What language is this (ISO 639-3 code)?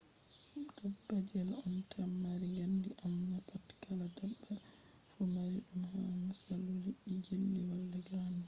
ful